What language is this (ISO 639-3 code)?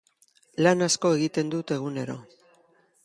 eus